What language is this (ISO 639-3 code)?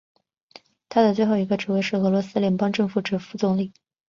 zho